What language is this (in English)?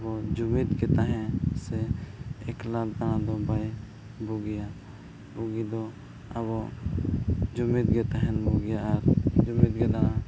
Santali